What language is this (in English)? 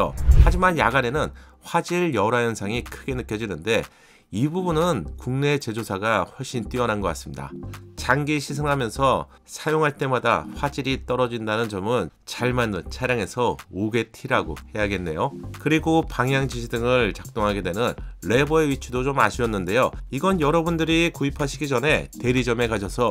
Korean